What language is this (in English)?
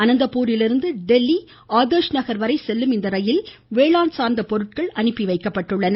Tamil